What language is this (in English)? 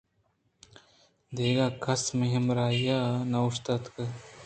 Eastern Balochi